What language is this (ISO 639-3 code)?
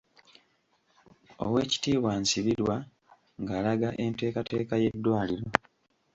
lug